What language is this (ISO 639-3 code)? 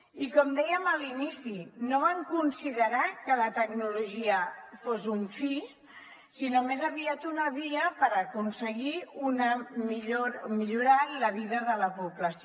cat